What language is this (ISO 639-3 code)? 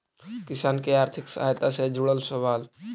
mag